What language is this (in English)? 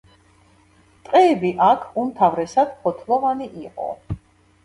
Georgian